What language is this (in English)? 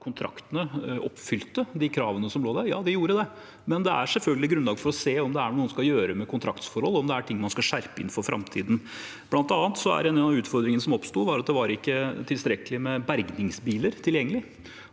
Norwegian